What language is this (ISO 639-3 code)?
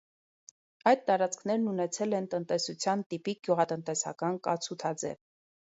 hye